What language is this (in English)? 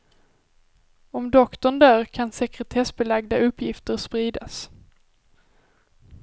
Swedish